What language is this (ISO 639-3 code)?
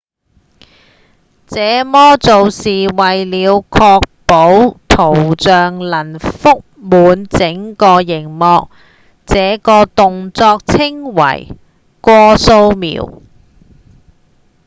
yue